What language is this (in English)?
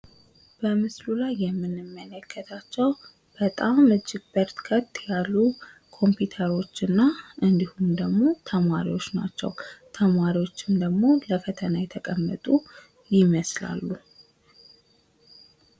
Amharic